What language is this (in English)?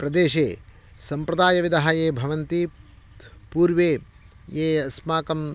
Sanskrit